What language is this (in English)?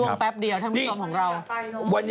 Thai